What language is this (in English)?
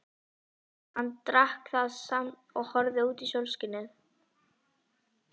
Icelandic